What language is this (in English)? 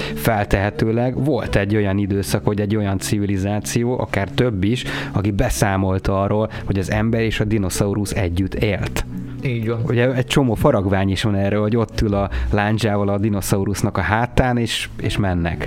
Hungarian